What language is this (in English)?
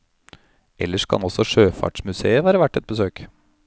Norwegian